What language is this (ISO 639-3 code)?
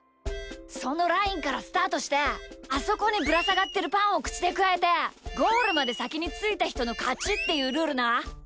jpn